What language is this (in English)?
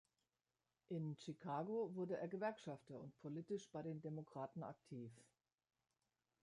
German